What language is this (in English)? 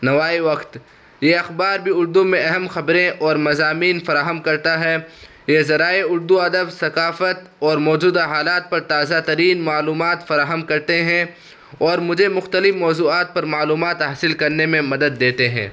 Urdu